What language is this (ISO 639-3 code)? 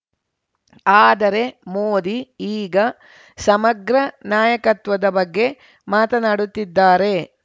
kan